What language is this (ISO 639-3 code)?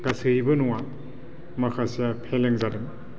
brx